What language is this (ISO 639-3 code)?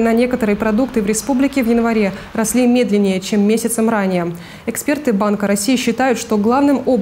rus